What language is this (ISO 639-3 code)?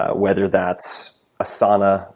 eng